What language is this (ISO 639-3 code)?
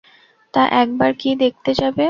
ben